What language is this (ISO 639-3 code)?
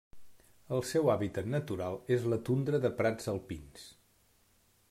cat